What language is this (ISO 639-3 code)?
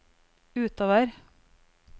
nor